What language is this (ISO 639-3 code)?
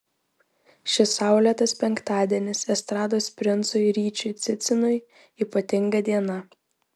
lit